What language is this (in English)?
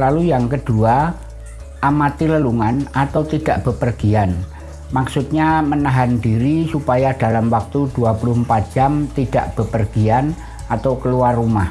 Indonesian